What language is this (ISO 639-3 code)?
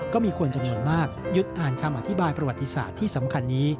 tha